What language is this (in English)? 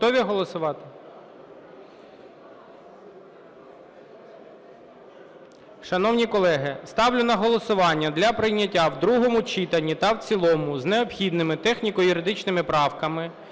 Ukrainian